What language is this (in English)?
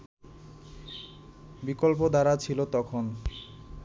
Bangla